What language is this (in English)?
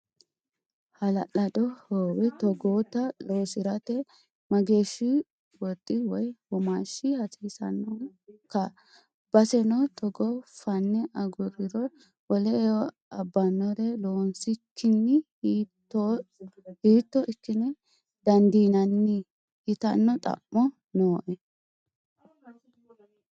Sidamo